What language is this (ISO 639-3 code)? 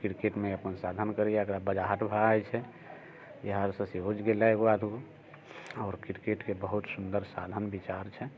mai